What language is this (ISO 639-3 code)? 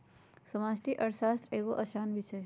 mag